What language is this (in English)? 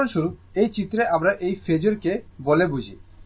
Bangla